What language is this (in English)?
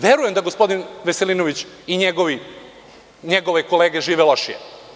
Serbian